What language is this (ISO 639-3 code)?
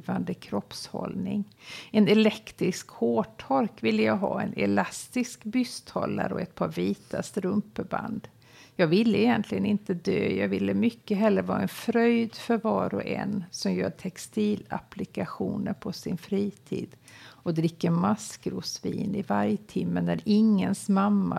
swe